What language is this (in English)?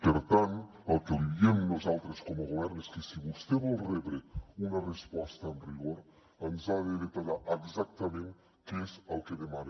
Catalan